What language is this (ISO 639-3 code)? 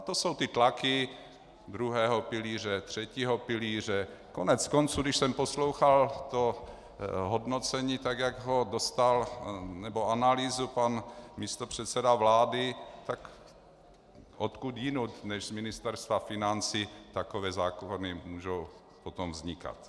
ces